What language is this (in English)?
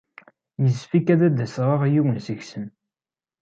Kabyle